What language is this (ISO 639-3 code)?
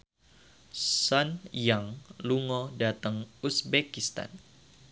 jav